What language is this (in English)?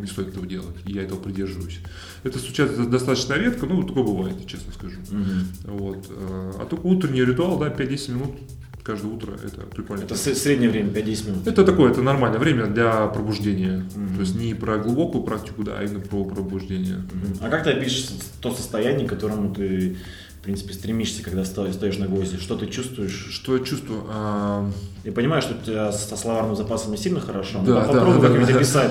Russian